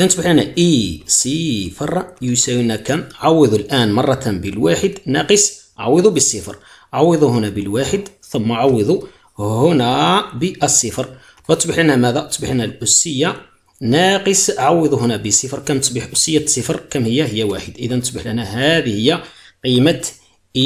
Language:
Arabic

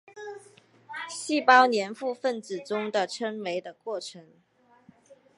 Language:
Chinese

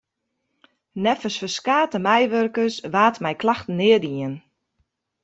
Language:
Western Frisian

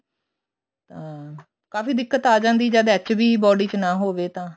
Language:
Punjabi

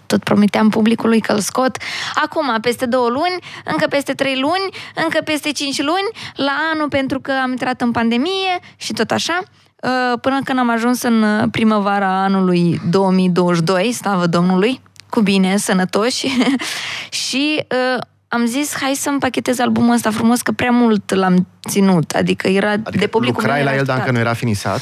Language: Romanian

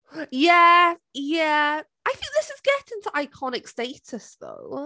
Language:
Welsh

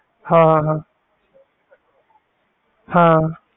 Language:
Punjabi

